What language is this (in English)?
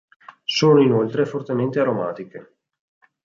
Italian